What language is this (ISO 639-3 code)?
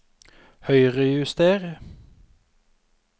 nor